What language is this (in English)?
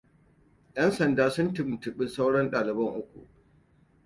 Hausa